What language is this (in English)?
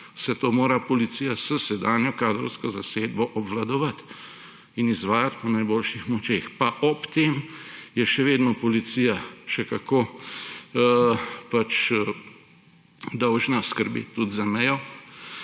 Slovenian